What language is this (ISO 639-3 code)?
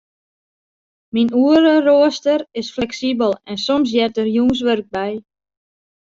fry